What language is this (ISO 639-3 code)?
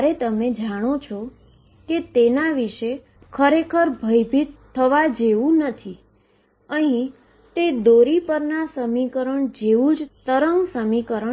guj